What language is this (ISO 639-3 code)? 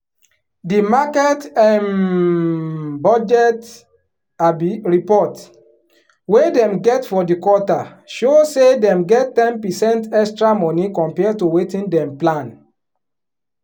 pcm